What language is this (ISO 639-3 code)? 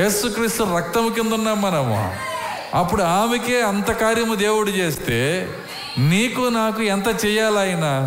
tel